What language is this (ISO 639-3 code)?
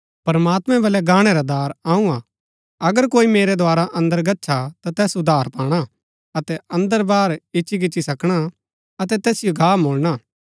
gbk